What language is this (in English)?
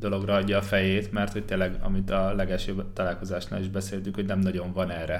Hungarian